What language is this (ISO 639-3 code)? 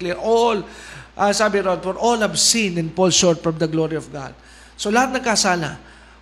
fil